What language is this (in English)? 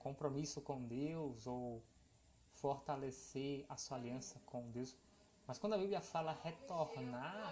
Portuguese